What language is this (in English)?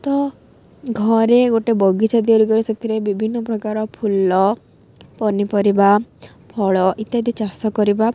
Odia